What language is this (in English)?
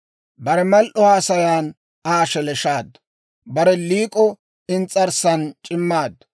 Dawro